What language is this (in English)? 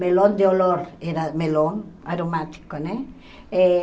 Portuguese